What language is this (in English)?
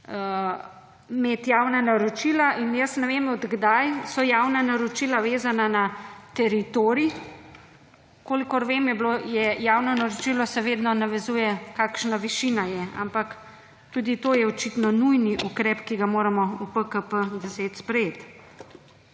Slovenian